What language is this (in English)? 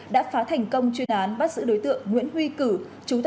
Vietnamese